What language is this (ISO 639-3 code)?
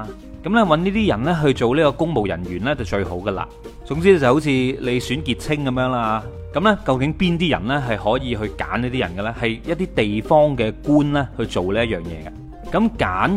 zho